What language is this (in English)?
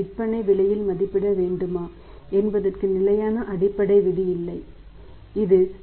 Tamil